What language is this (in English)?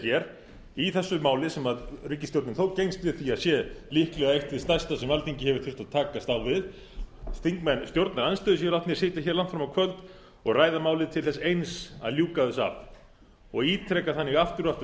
Icelandic